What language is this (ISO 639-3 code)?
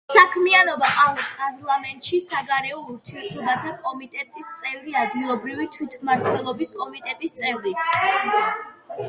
kat